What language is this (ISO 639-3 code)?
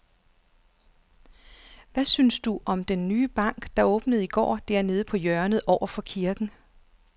dan